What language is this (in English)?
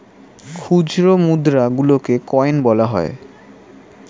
Bangla